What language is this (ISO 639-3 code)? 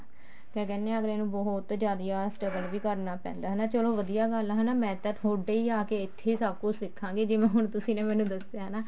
pan